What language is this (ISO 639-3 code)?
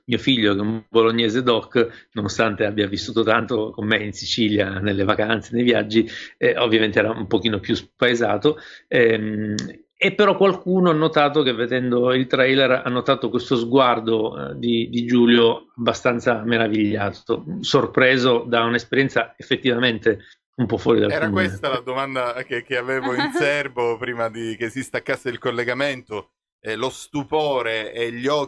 ita